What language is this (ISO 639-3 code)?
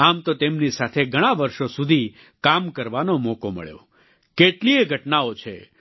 guj